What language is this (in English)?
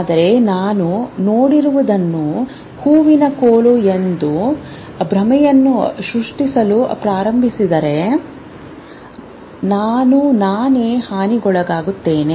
Kannada